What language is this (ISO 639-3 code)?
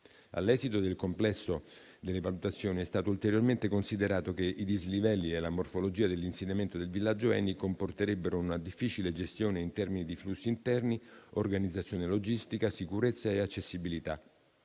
ita